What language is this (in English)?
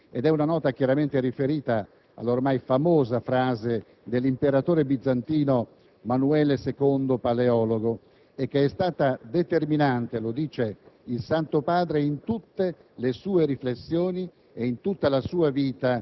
Italian